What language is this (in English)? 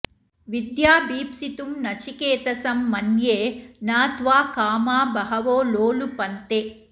Sanskrit